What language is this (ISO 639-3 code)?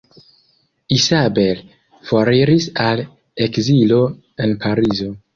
epo